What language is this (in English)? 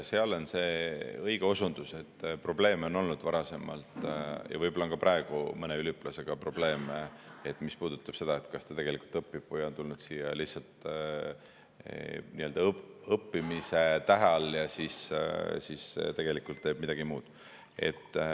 Estonian